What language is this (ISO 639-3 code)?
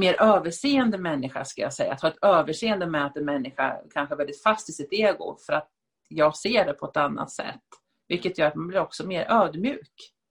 swe